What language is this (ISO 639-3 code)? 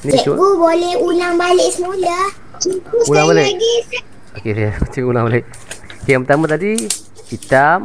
msa